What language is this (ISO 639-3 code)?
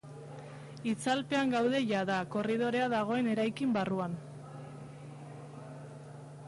eus